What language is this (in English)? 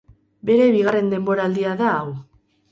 Basque